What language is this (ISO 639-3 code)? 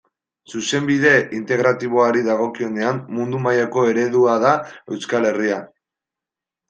eus